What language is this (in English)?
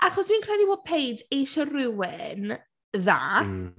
Welsh